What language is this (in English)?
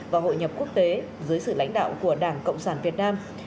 Vietnamese